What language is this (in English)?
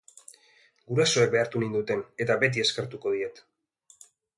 Basque